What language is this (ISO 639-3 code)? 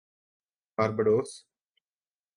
urd